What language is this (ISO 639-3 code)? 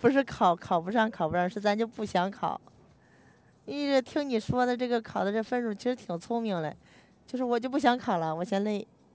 zho